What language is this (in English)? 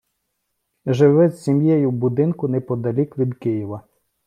Ukrainian